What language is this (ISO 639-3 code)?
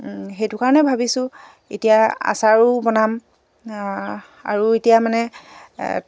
asm